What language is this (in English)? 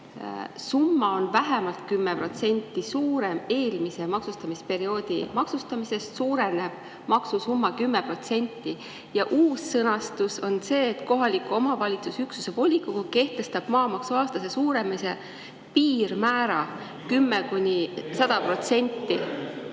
Estonian